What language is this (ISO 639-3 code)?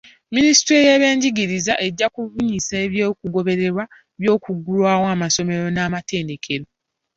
lug